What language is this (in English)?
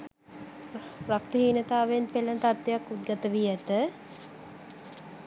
Sinhala